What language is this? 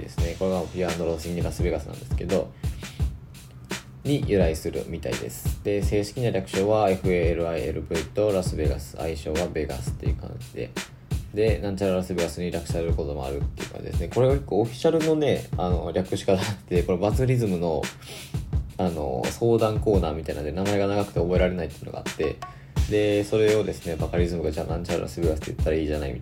Japanese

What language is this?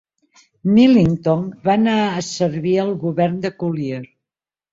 Catalan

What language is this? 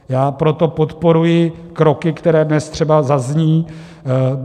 Czech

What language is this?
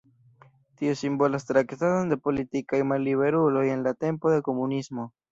Esperanto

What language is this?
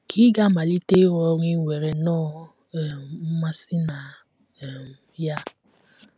Igbo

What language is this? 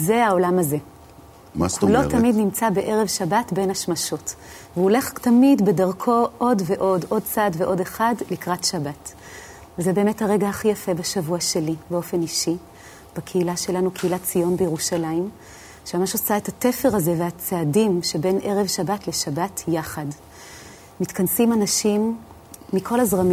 Hebrew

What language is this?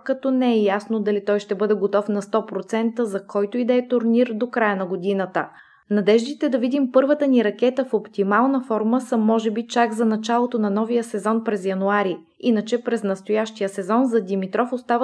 Bulgarian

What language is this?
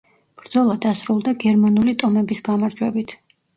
Georgian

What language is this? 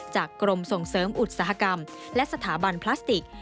Thai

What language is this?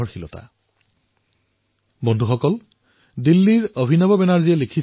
Assamese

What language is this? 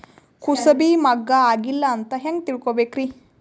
Kannada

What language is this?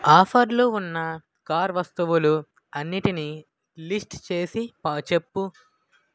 Telugu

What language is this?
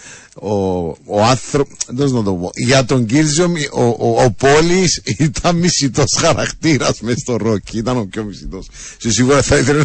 Greek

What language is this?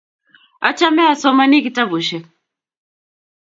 Kalenjin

